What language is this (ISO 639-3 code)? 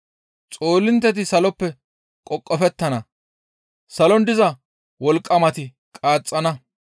gmv